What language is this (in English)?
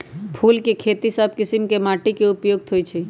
Magahi